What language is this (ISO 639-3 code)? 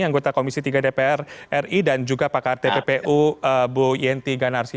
ind